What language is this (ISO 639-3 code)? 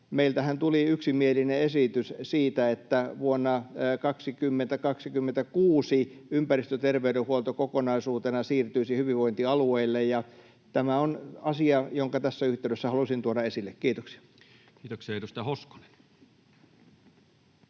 fin